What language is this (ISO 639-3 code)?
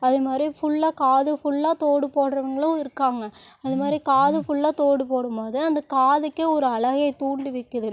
tam